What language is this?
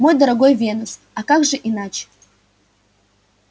Russian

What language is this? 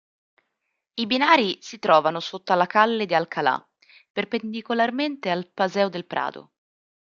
Italian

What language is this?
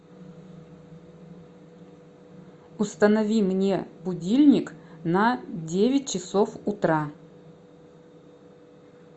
Russian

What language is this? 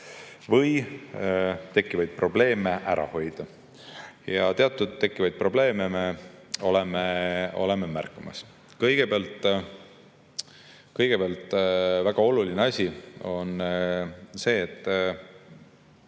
Estonian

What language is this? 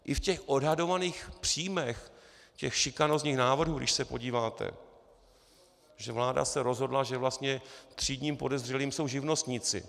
Czech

